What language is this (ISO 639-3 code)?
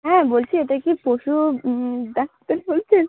ben